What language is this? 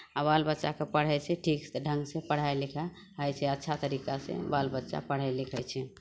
Maithili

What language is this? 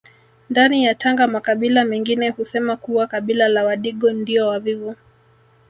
Swahili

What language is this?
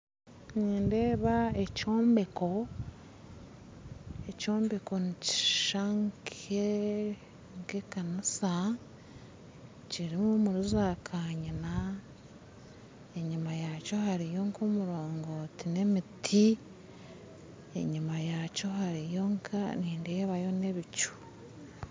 Nyankole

